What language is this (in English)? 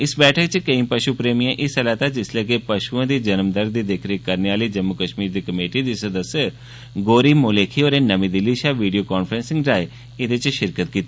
Dogri